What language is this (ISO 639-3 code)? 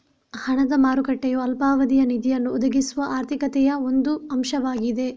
kan